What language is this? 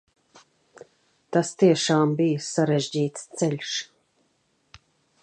Latvian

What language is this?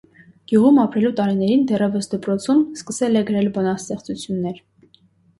Armenian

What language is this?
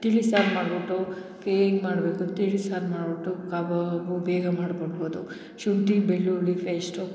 Kannada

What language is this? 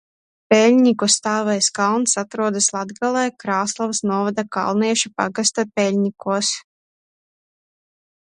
Latvian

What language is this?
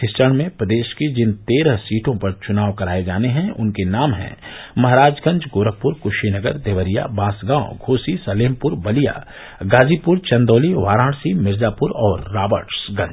Hindi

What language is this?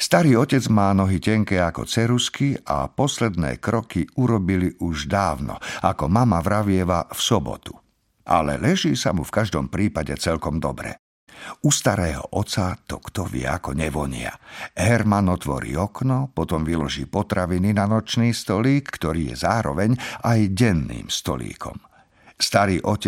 Slovak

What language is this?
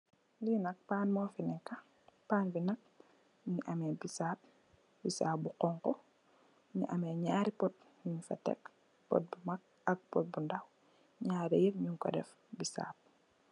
Wolof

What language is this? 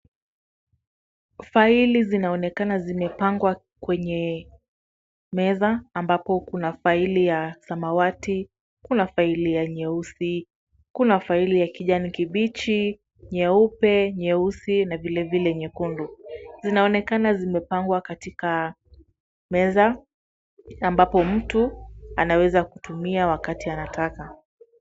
Swahili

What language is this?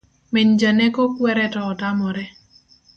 Luo (Kenya and Tanzania)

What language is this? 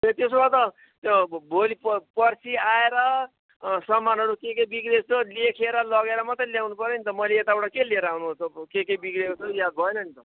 Nepali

